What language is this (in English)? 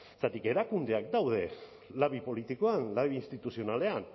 Basque